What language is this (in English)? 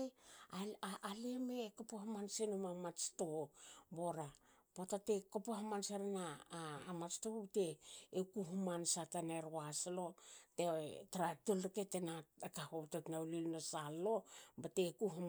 Hakö